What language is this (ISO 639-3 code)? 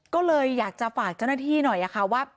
tha